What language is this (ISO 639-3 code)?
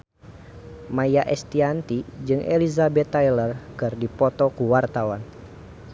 sun